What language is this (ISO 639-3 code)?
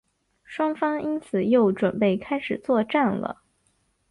zho